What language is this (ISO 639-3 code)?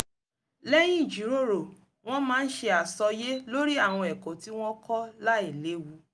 yor